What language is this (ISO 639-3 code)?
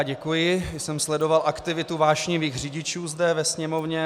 ces